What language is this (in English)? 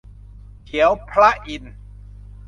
Thai